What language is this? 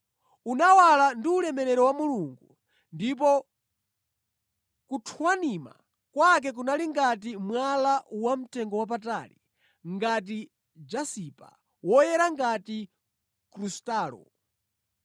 Nyanja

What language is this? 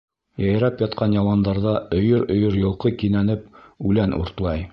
Bashkir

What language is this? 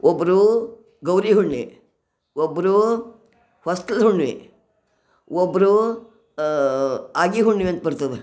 Kannada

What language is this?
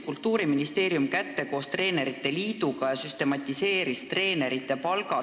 Estonian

